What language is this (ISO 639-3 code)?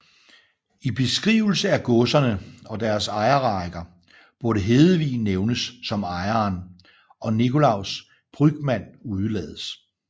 dan